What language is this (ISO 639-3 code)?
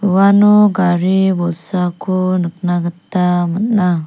grt